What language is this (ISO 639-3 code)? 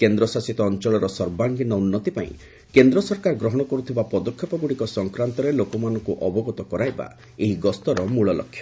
ori